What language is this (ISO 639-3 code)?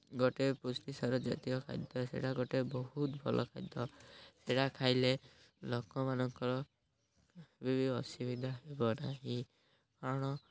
ori